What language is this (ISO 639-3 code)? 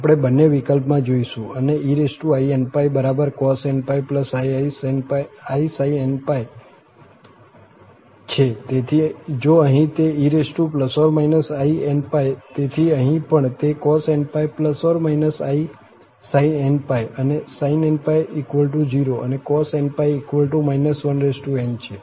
guj